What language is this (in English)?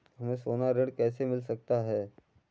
Hindi